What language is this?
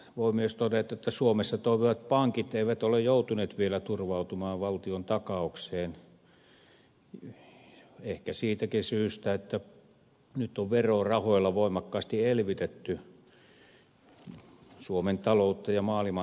Finnish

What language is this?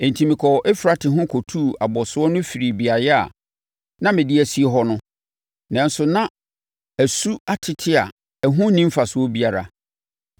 Akan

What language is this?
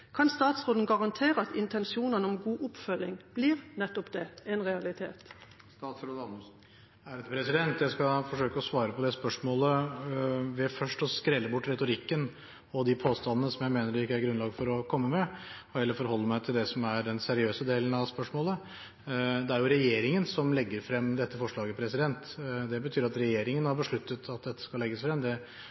Norwegian Bokmål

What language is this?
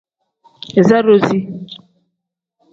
Tem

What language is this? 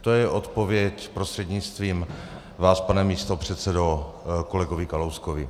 Czech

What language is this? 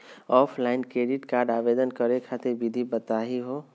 Magahi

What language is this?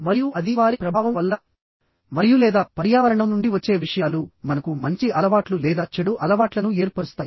Telugu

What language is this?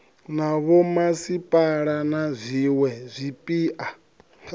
Venda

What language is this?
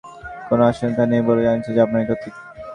Bangla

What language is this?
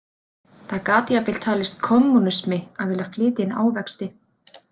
Icelandic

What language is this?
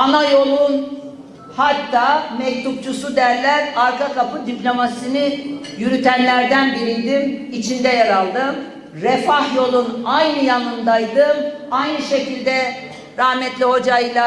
Turkish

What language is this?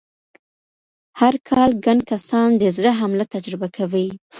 Pashto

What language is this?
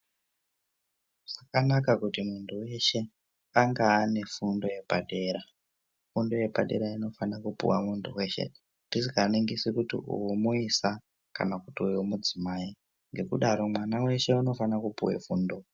Ndau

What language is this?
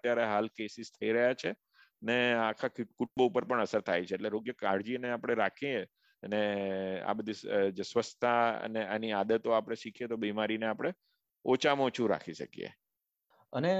Gujarati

